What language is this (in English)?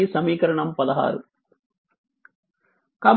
Telugu